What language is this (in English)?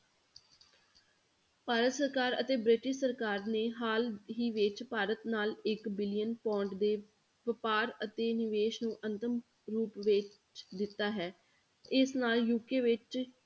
Punjabi